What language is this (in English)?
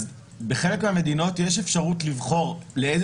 Hebrew